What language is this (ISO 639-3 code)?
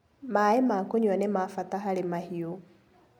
kik